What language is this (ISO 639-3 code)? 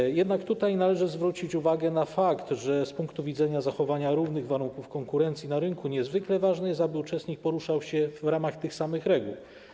pol